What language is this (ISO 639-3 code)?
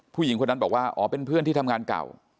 tha